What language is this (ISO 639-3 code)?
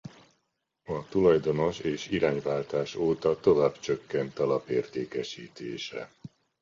hun